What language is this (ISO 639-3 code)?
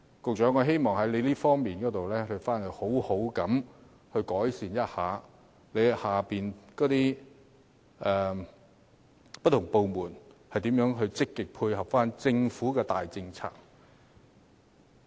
yue